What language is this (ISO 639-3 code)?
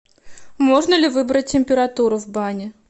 rus